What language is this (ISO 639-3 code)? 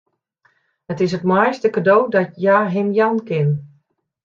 fry